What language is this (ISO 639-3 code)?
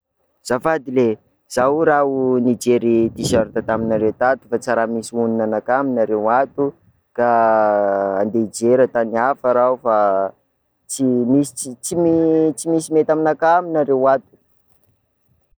skg